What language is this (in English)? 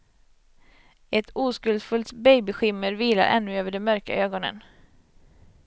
Swedish